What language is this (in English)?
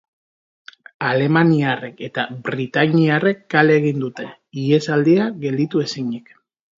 Basque